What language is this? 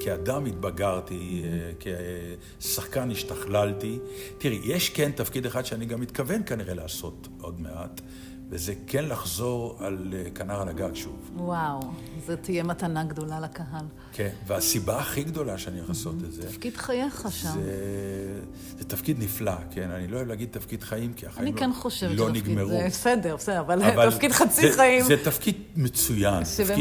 Hebrew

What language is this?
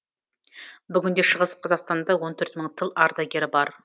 Kazakh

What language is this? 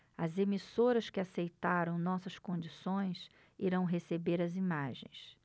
Portuguese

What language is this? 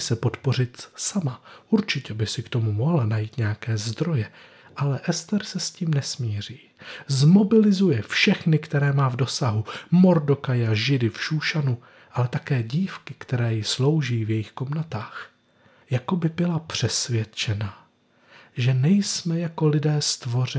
Czech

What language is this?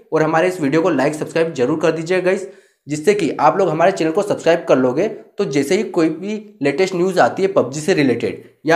Hindi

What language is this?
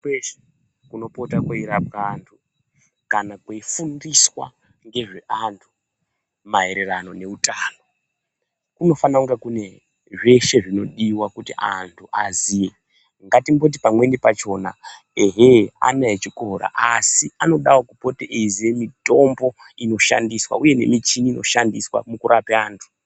Ndau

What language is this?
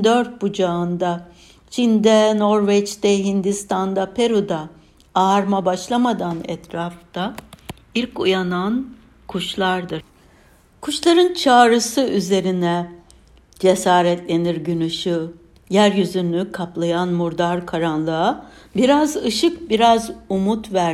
Turkish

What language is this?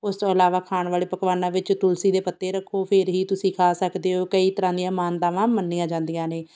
Punjabi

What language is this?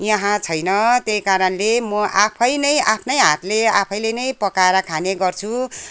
Nepali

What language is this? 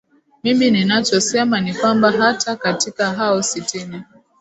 Swahili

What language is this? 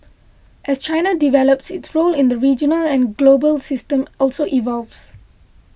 English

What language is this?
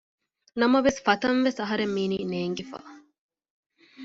Divehi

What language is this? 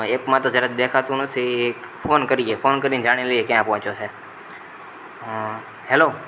Gujarati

